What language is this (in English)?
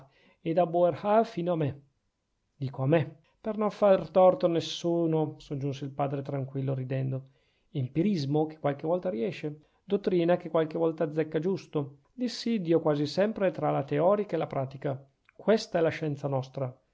Italian